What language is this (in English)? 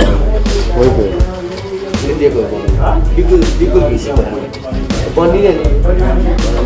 Korean